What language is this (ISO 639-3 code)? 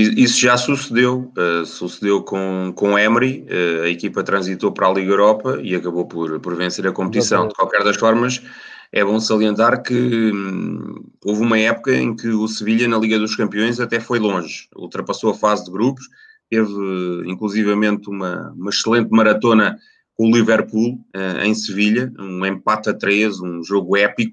por